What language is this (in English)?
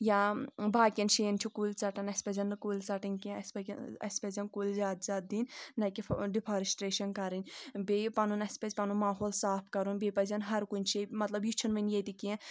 Kashmiri